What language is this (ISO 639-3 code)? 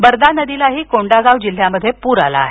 mar